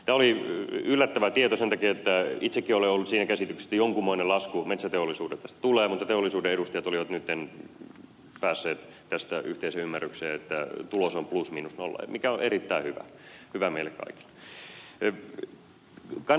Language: Finnish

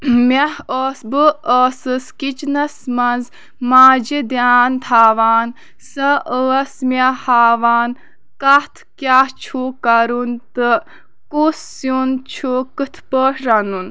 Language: Kashmiri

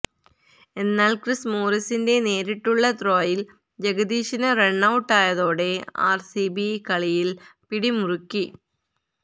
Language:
Malayalam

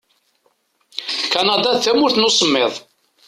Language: Kabyle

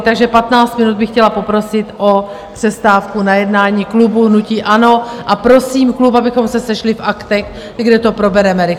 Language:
Czech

